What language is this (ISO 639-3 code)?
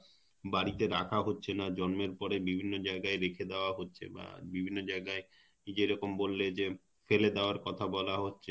ben